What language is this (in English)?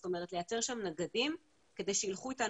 Hebrew